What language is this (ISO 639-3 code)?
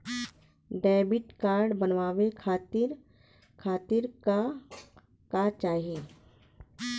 bho